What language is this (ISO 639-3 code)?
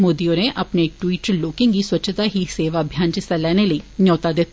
doi